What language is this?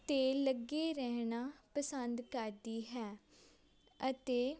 Punjabi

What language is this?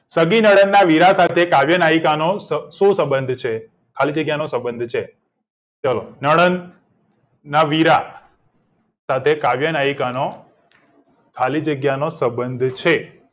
Gujarati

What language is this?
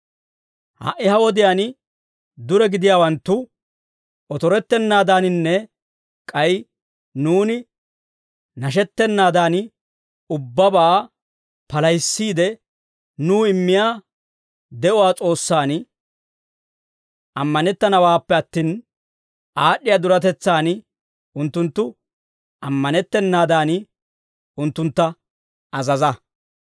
Dawro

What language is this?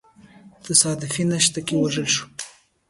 Pashto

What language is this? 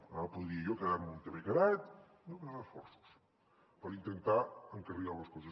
Catalan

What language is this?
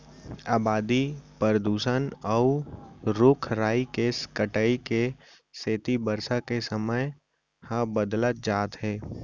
Chhattisgarhi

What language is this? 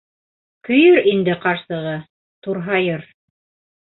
Bashkir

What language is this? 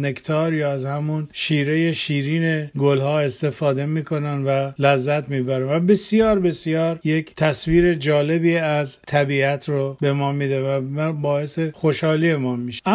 Persian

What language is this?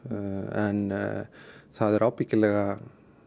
Icelandic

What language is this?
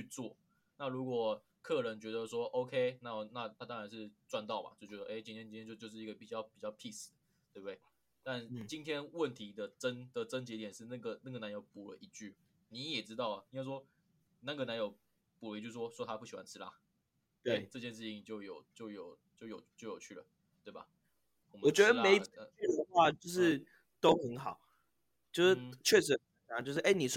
Chinese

